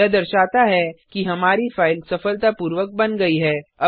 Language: Hindi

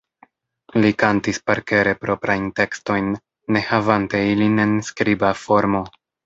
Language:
Esperanto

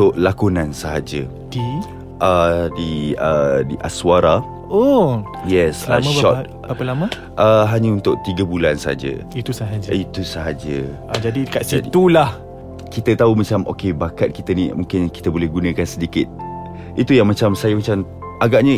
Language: Malay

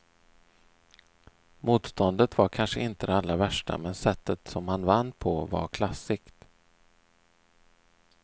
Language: Swedish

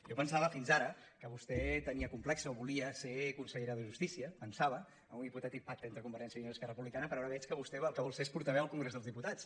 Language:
Catalan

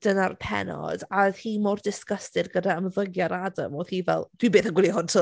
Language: Welsh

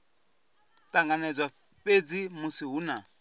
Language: Venda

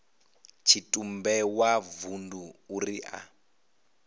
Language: Venda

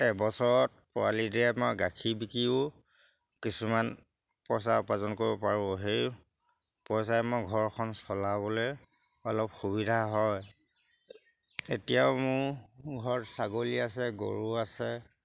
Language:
Assamese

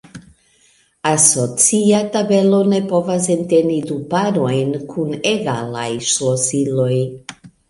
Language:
Esperanto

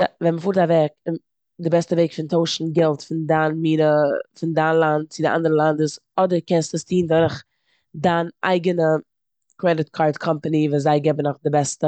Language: Yiddish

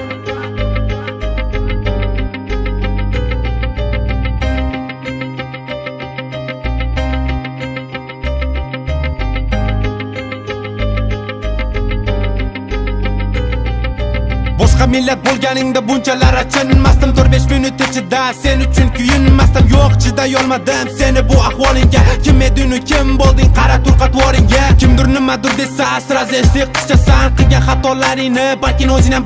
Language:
Turkish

